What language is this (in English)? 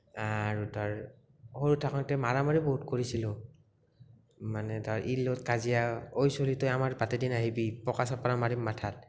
Assamese